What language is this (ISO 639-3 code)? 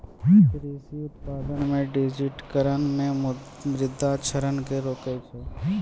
mai